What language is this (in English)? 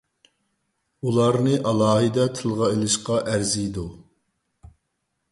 Uyghur